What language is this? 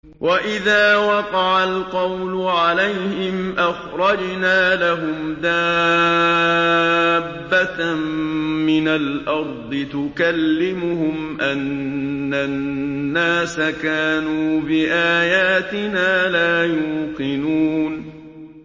Arabic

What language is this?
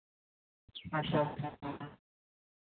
Santali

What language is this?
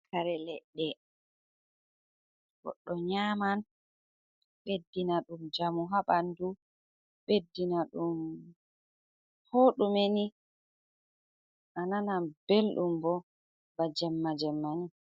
Fula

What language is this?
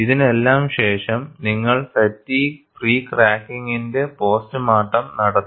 Malayalam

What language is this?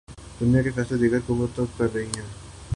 Urdu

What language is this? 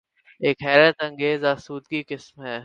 Urdu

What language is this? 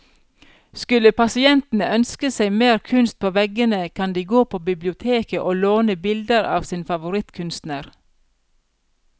Norwegian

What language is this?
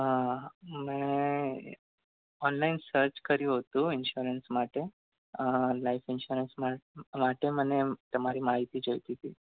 Gujarati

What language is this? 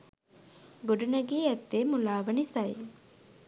Sinhala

